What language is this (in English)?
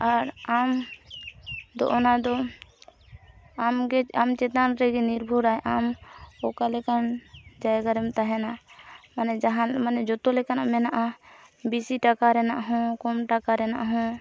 Santali